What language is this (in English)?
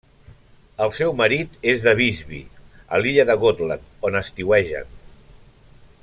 Catalan